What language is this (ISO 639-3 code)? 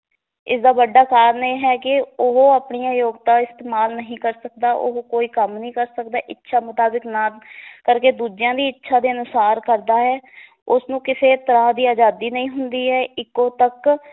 pan